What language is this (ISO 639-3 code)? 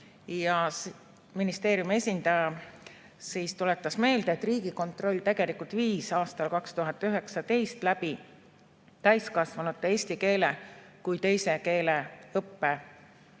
est